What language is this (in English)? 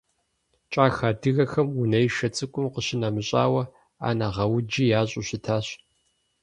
Kabardian